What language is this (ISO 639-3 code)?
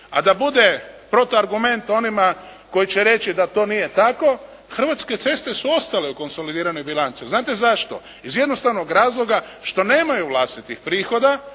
hrv